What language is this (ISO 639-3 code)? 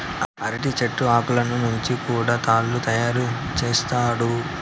tel